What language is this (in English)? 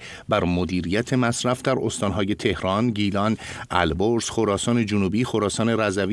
Persian